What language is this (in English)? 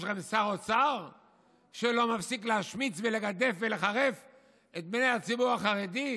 Hebrew